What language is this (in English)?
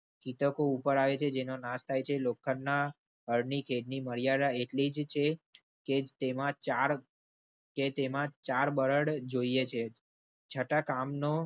Gujarati